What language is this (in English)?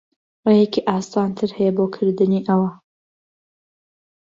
Central Kurdish